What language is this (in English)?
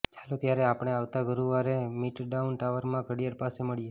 Gujarati